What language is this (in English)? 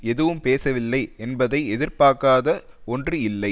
Tamil